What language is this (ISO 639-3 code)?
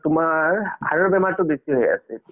asm